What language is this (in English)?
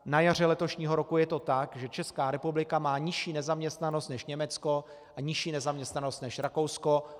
Czech